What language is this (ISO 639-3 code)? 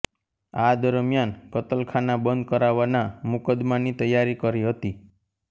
guj